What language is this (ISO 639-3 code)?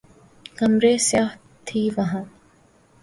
urd